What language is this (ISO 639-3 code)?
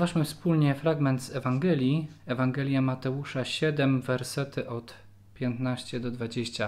pol